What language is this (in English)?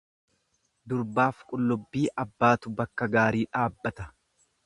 Oromo